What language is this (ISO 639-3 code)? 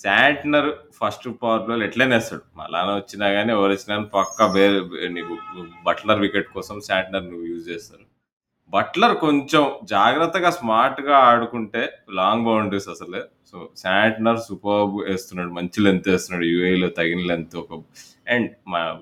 tel